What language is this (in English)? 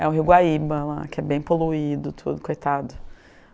Portuguese